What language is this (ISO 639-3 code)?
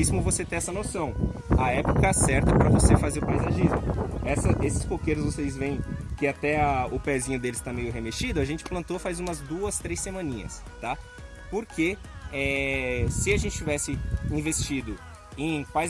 por